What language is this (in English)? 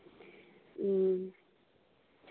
Santali